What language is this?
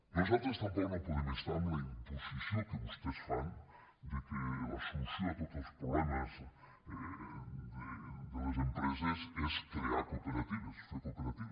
Catalan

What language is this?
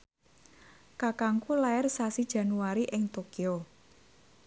Javanese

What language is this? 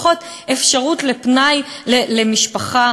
Hebrew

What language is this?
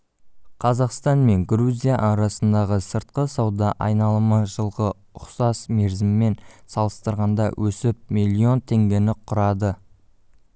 Kazakh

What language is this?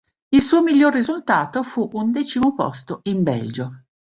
Italian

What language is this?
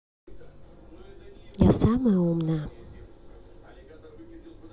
Russian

